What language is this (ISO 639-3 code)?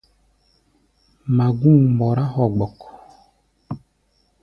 gba